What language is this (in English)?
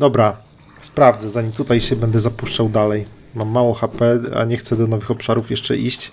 Polish